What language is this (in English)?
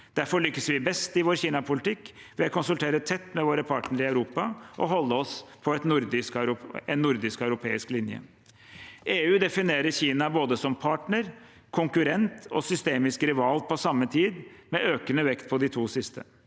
Norwegian